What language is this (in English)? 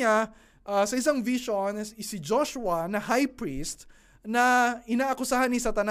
Filipino